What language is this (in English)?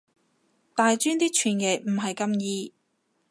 Cantonese